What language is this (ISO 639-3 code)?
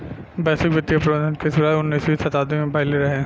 bho